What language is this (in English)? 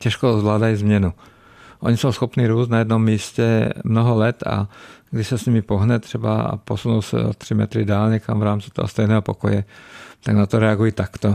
Czech